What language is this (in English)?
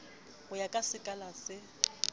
Southern Sotho